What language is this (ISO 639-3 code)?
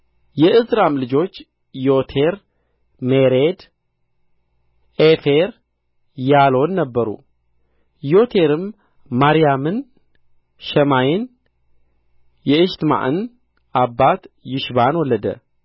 amh